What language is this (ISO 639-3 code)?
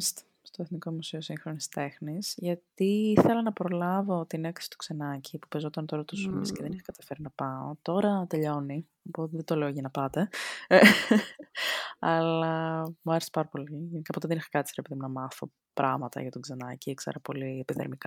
ell